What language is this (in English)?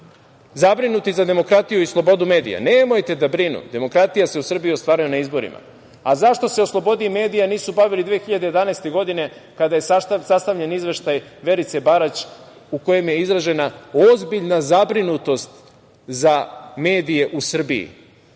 Serbian